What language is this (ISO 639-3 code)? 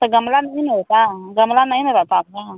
hin